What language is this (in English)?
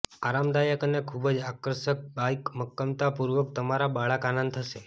Gujarati